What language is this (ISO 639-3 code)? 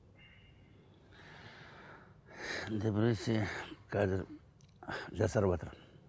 kaz